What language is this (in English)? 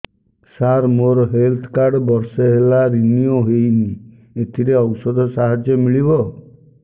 Odia